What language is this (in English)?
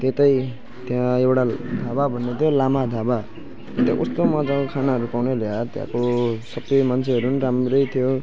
Nepali